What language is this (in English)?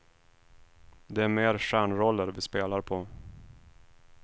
Swedish